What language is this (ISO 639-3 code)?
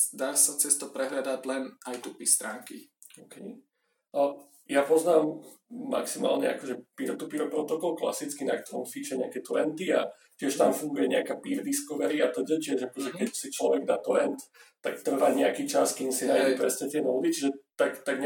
slk